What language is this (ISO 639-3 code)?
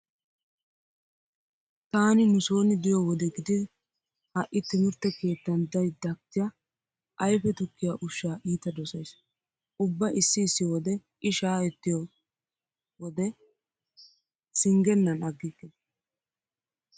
wal